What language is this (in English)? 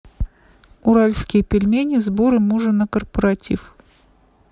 Russian